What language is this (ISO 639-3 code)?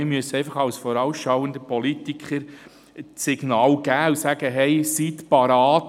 gsw